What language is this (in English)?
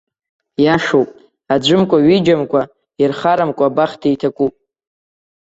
Abkhazian